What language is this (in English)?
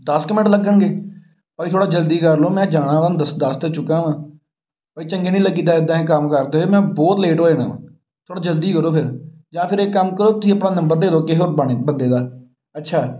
Punjabi